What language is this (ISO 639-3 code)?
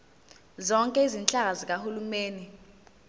zul